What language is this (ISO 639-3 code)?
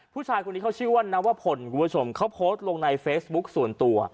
tha